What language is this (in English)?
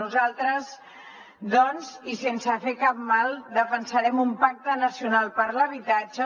Catalan